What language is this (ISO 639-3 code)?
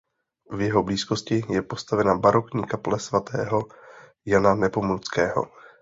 ces